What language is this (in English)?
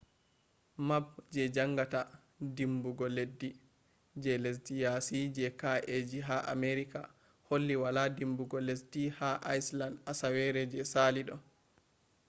Fula